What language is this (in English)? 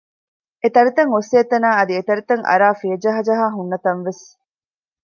Divehi